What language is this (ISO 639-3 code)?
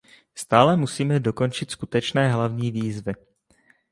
ces